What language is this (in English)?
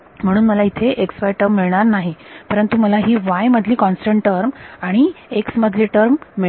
Marathi